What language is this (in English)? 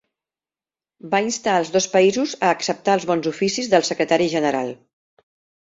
Catalan